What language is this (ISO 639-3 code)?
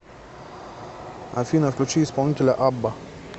rus